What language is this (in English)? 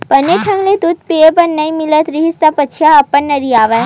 Chhattisgarhi